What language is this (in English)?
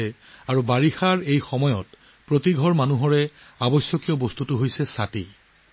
Assamese